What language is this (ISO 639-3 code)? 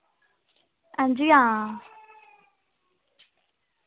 doi